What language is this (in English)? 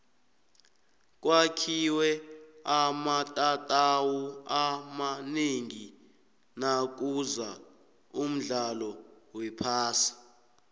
South Ndebele